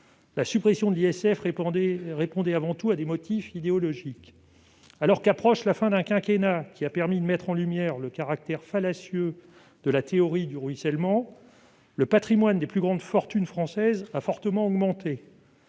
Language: French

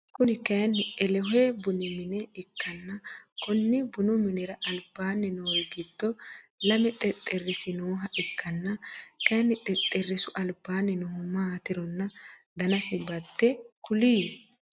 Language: Sidamo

